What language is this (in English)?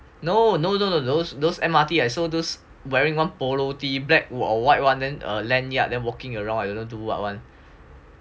English